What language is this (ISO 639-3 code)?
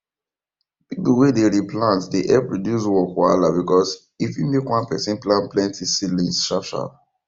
pcm